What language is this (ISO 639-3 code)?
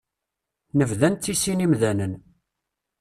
kab